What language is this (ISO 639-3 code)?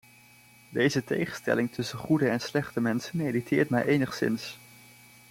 nld